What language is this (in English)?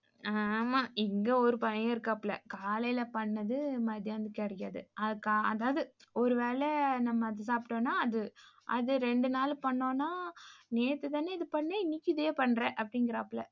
Tamil